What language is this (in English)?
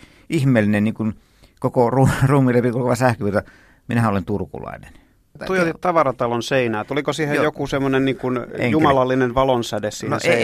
Finnish